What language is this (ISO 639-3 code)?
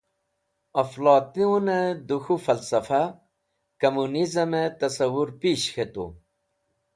wbl